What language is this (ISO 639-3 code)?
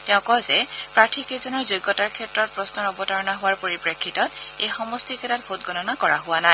asm